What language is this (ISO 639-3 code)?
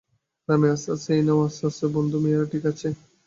ben